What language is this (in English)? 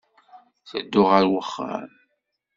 Kabyle